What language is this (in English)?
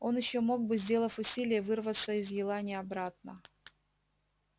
Russian